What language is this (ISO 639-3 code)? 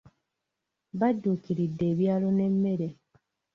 lug